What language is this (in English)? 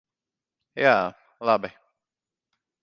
Latvian